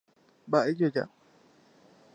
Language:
Guarani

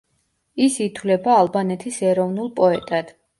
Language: Georgian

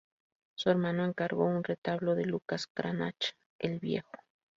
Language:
Spanish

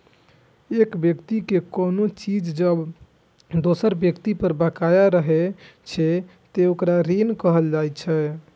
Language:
Maithili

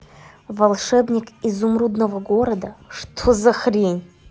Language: Russian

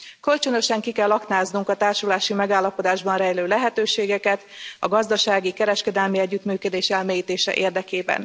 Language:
Hungarian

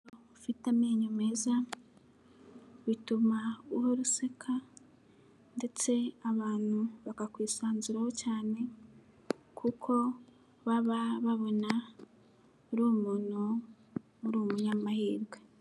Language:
Kinyarwanda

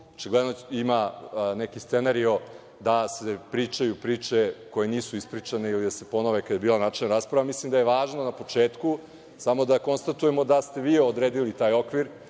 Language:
Serbian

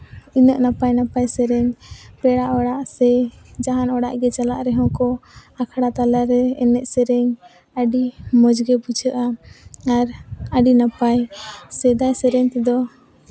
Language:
Santali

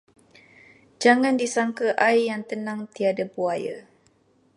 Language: Malay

